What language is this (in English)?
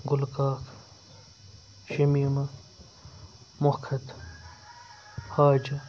Kashmiri